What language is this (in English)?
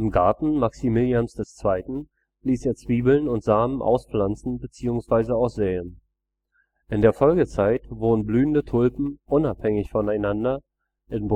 German